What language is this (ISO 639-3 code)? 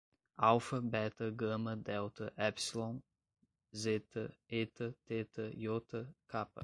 por